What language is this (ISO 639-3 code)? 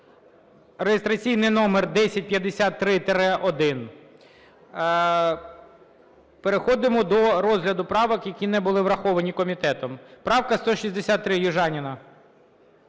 ukr